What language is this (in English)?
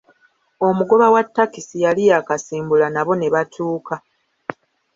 Ganda